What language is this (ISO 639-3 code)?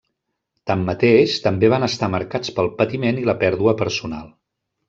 cat